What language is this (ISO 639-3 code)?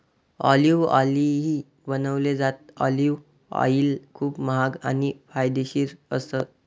mar